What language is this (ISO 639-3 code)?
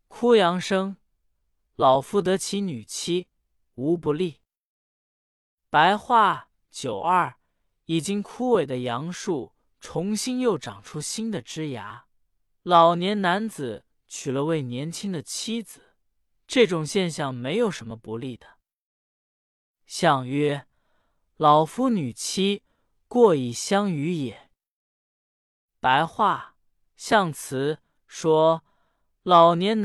zho